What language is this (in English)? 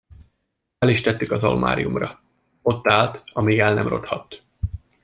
Hungarian